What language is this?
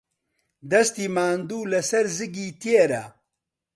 Central Kurdish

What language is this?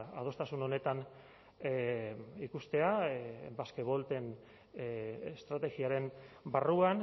Basque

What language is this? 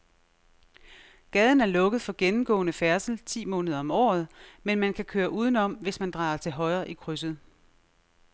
Danish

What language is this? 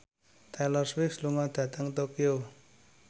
Javanese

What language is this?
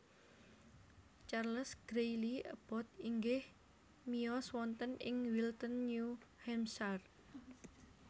Javanese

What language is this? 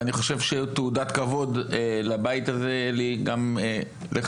Hebrew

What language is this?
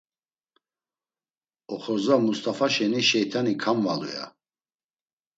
Laz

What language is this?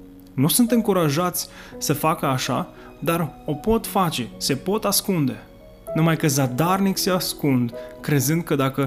Romanian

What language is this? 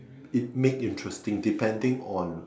English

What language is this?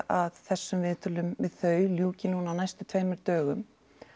Icelandic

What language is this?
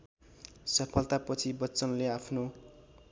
Nepali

